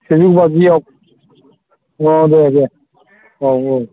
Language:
Bodo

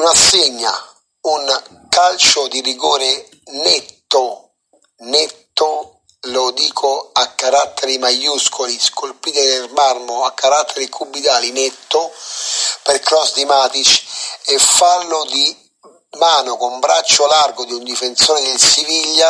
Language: Italian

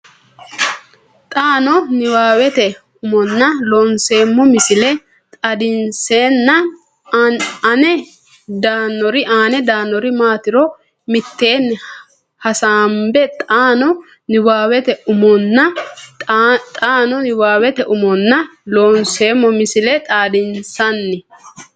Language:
Sidamo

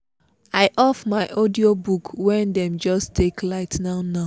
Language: Nigerian Pidgin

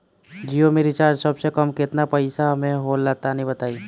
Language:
Bhojpuri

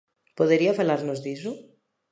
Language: Galician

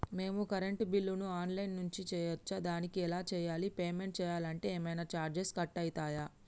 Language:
Telugu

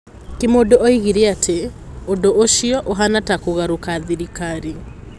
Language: Kikuyu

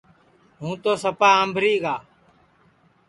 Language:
Sansi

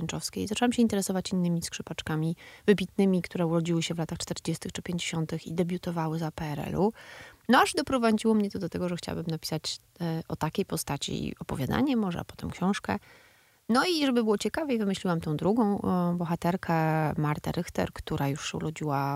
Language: Polish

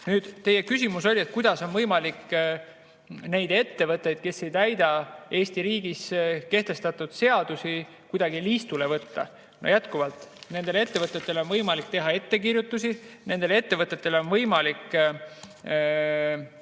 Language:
Estonian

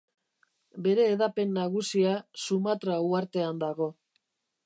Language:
Basque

